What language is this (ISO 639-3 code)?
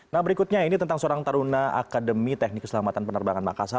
ind